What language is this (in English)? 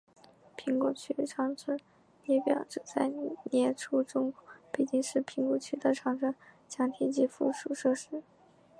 Chinese